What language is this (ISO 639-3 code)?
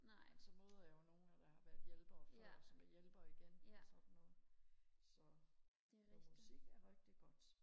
dan